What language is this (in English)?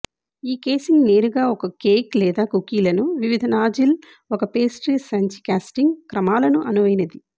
Telugu